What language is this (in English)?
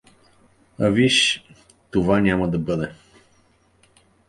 Bulgarian